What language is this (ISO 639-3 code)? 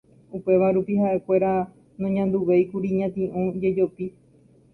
grn